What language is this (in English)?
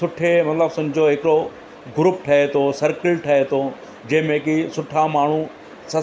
Sindhi